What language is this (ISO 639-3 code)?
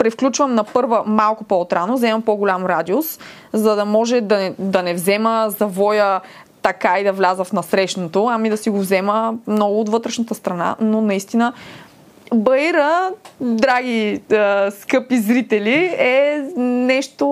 bul